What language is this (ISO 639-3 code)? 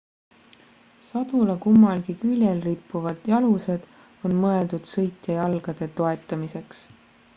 est